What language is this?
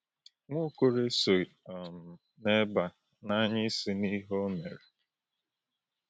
Igbo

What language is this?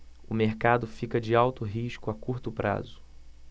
Portuguese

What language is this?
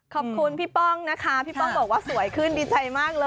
Thai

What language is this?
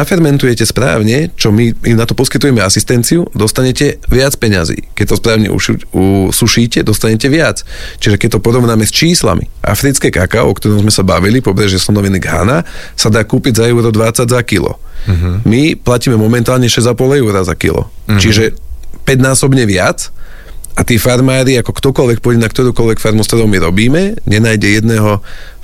Slovak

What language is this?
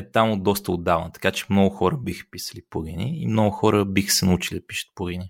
Bulgarian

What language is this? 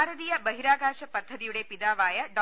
Malayalam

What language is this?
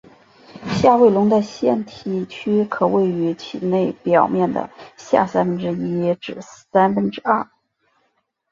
Chinese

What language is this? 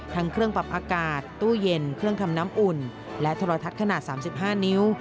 Thai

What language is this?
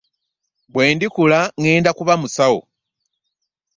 Ganda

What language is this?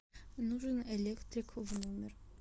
Russian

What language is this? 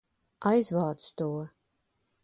Latvian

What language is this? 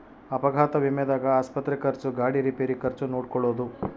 Kannada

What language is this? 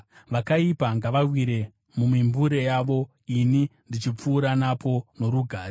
Shona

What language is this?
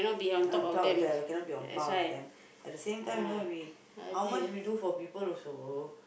English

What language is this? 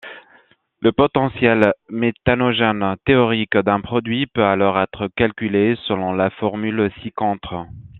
French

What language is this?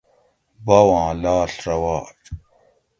Gawri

